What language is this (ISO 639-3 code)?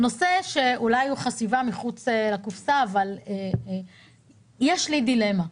heb